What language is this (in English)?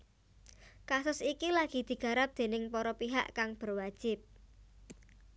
Javanese